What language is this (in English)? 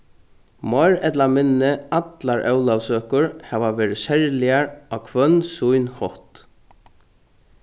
Faroese